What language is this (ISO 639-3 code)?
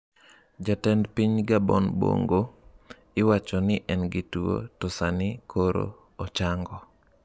luo